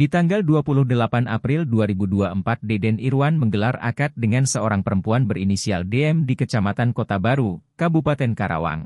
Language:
Indonesian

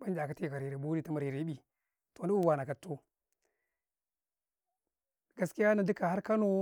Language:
Karekare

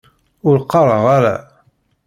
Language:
Kabyle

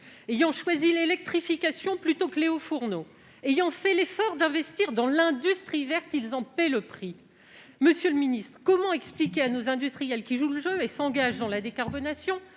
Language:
French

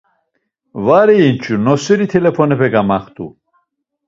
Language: Laz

